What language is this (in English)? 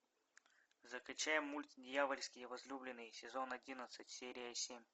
Russian